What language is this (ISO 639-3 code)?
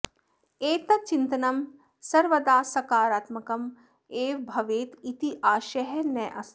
san